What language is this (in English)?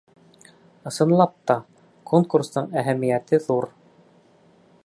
Bashkir